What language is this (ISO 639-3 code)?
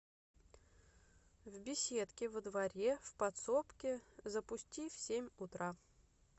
rus